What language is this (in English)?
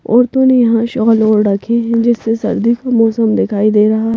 Hindi